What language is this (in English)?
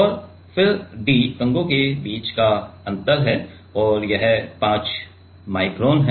Hindi